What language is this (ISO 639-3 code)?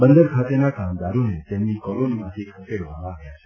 guj